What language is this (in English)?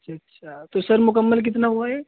Urdu